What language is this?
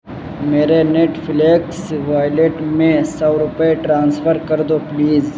Urdu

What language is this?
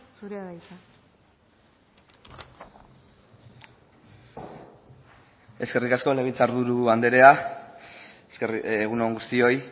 Basque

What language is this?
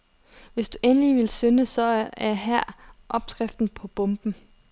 Danish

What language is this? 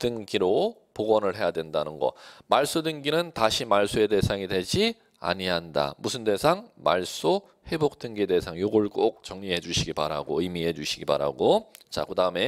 Korean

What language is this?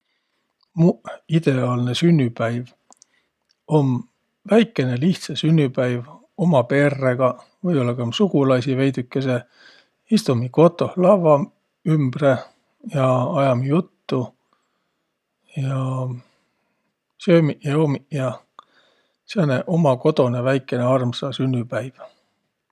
Võro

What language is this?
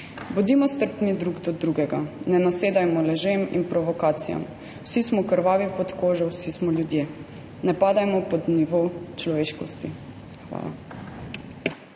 Slovenian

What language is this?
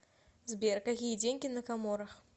Russian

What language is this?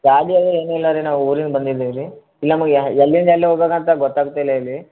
Kannada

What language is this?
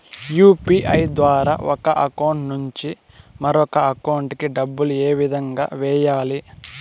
Telugu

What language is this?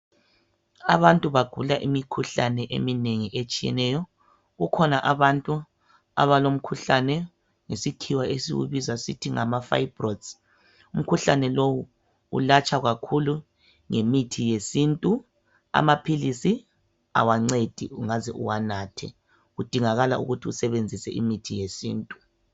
North Ndebele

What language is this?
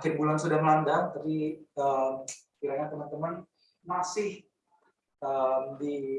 Indonesian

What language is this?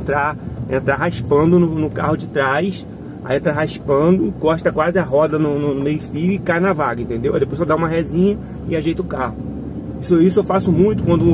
Portuguese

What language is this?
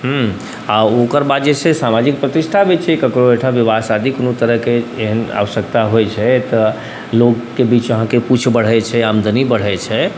Maithili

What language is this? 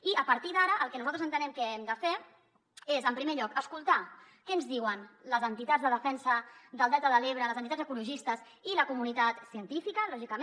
Catalan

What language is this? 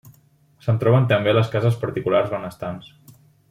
Catalan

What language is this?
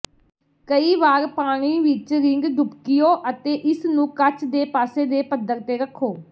Punjabi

